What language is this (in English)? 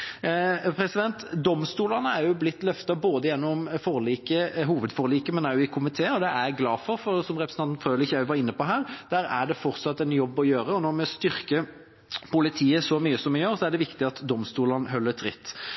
Norwegian Bokmål